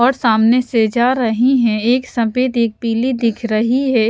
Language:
Hindi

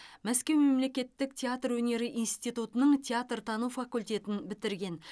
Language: Kazakh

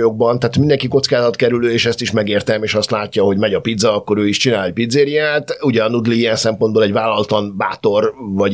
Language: Hungarian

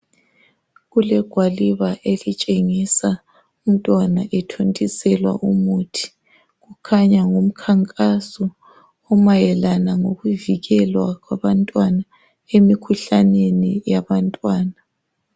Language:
North Ndebele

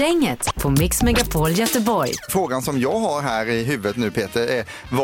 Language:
Swedish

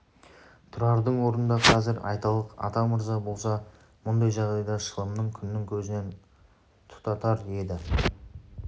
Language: Kazakh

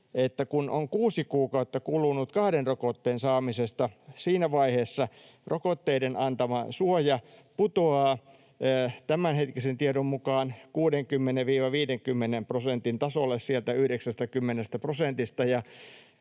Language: Finnish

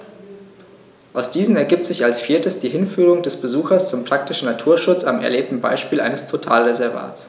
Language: German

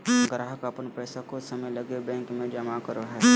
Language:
Magahi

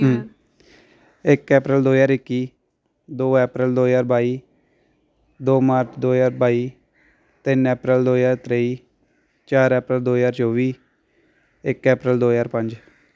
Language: Dogri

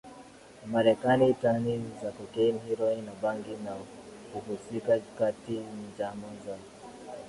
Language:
Swahili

